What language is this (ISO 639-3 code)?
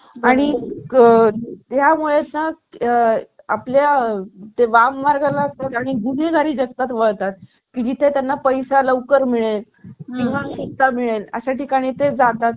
mar